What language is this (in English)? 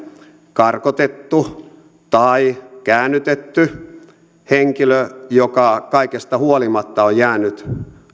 Finnish